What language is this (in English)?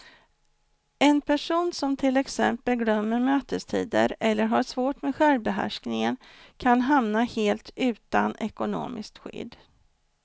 Swedish